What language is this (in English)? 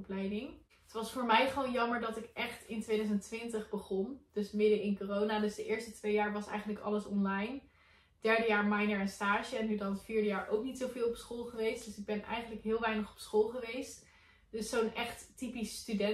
Dutch